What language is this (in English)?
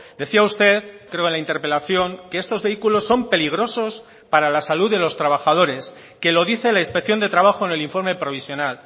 Spanish